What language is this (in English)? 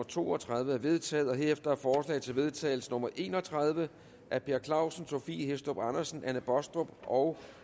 Danish